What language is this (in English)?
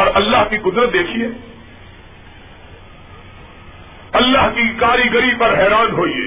Urdu